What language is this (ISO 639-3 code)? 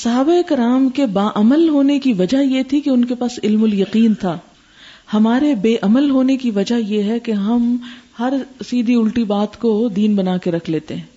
urd